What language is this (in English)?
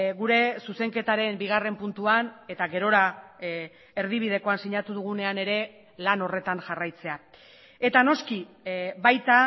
Basque